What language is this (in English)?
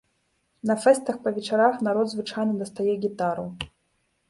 Belarusian